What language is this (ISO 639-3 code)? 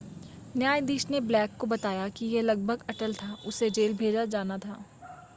hin